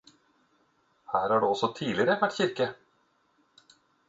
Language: Norwegian Bokmål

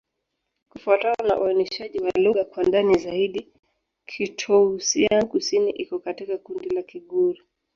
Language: Swahili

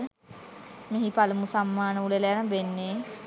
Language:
Sinhala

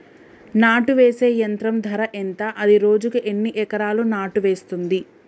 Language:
Telugu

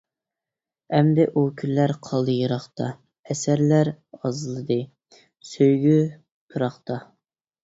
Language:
Uyghur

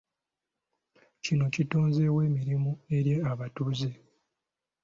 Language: Ganda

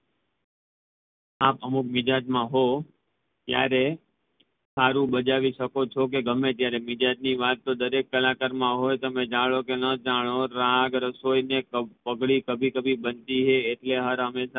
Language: Gujarati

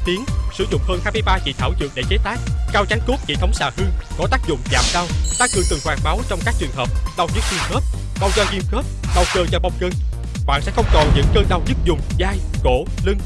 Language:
Vietnamese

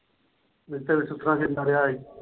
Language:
Punjabi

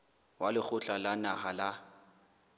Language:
Southern Sotho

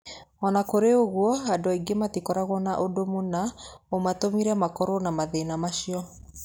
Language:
Kikuyu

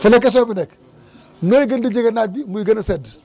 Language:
Wolof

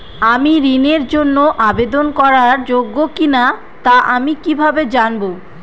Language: Bangla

